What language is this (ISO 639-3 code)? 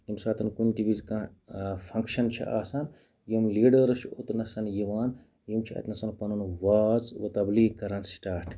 kas